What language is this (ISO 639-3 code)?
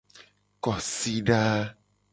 gej